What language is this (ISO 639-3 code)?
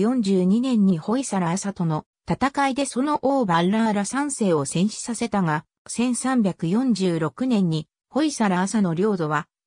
jpn